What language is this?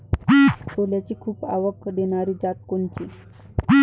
Marathi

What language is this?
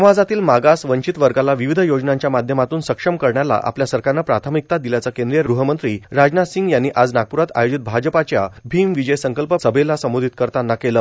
Marathi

